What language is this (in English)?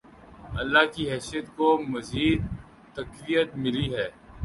Urdu